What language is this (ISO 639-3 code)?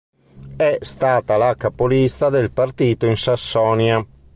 ita